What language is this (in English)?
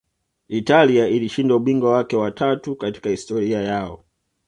Swahili